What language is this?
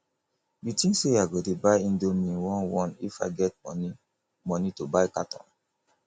Nigerian Pidgin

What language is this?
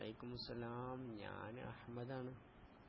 Malayalam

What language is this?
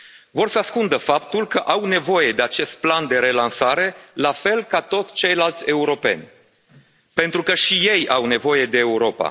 Romanian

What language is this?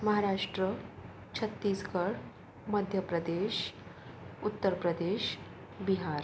Marathi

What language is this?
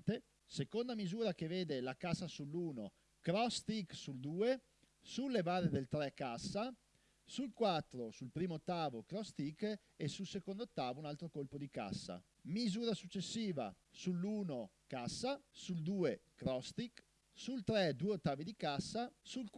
Italian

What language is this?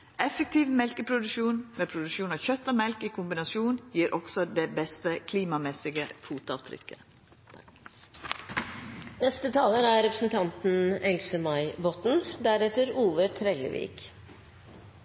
Norwegian Nynorsk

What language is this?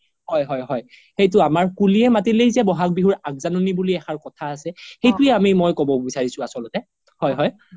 Assamese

